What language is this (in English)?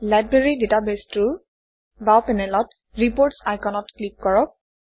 Assamese